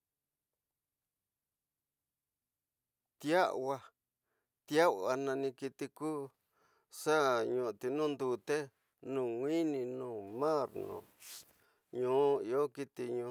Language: Tidaá Mixtec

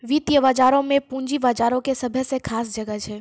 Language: Maithili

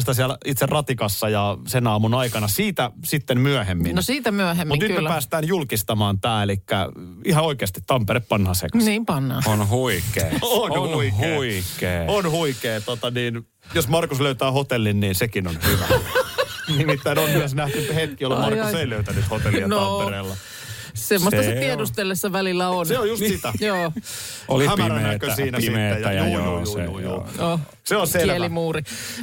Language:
Finnish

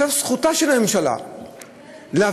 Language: Hebrew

